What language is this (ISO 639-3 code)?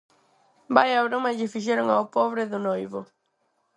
glg